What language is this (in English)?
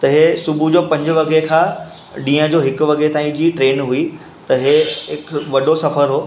Sindhi